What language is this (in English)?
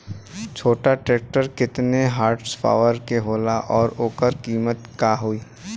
Bhojpuri